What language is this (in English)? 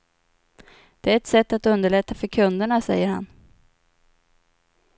Swedish